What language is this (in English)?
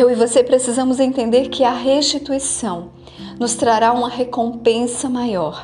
Portuguese